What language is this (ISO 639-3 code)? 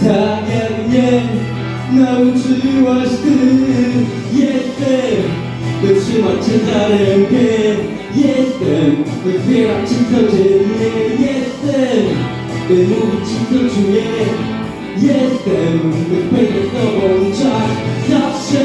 pol